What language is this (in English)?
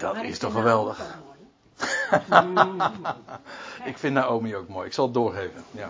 Dutch